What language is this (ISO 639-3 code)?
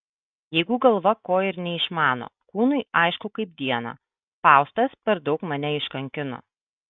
lit